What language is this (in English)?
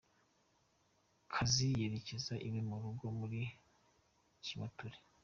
Kinyarwanda